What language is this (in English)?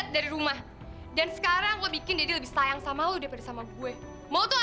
Indonesian